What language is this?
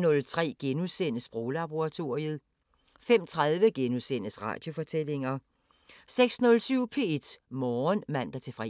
Danish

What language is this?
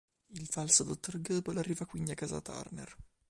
Italian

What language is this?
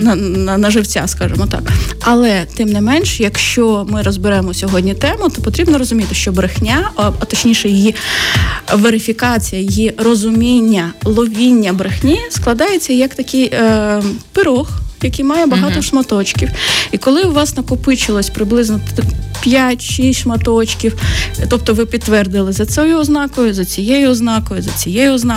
Ukrainian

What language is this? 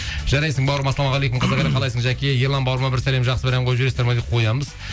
Kazakh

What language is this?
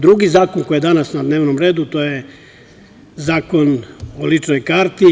Serbian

